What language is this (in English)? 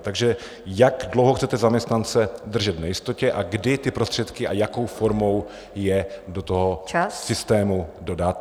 Czech